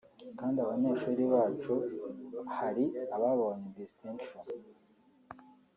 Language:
Kinyarwanda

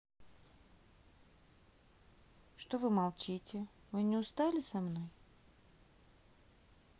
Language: Russian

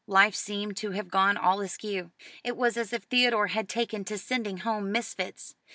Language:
English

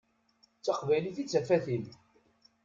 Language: Kabyle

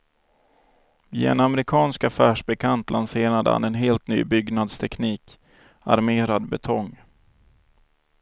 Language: Swedish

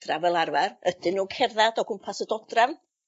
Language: Welsh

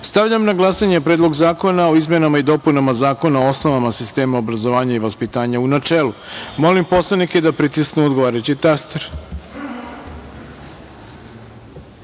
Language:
Serbian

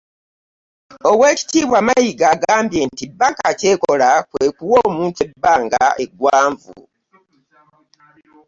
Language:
Ganda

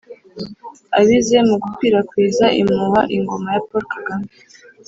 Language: Kinyarwanda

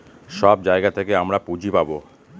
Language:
Bangla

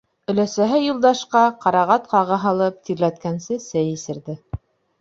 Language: Bashkir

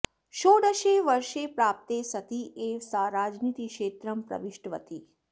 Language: Sanskrit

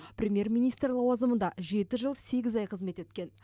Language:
Kazakh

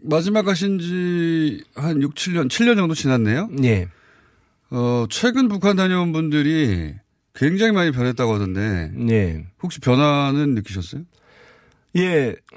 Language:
Korean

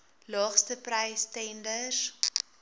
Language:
Afrikaans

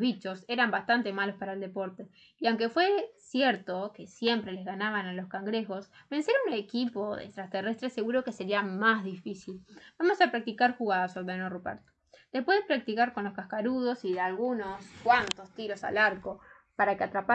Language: Spanish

